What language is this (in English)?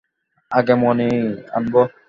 Bangla